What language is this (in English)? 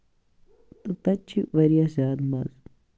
Kashmiri